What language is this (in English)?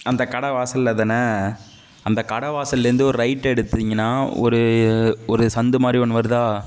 Tamil